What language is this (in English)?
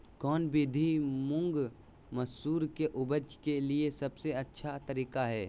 Magahi